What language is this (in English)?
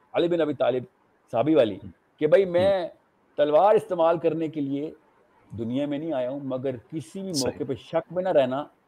Urdu